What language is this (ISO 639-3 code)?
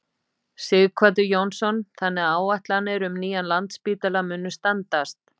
isl